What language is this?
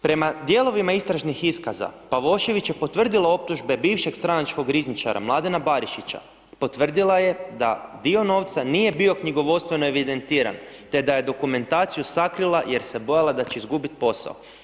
Croatian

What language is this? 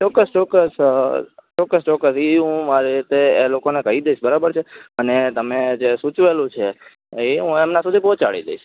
Gujarati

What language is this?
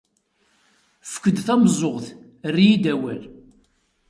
Kabyle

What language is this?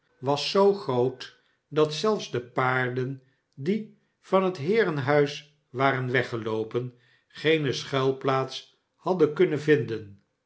Dutch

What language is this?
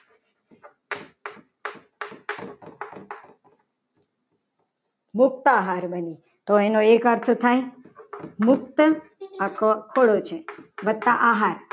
Gujarati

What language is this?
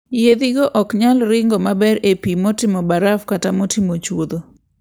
Luo (Kenya and Tanzania)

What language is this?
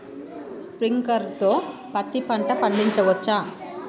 Telugu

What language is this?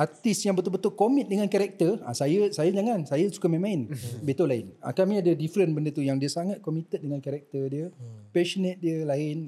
Malay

